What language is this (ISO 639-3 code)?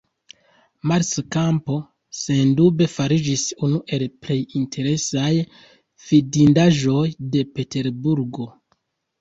epo